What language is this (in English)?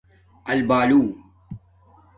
Domaaki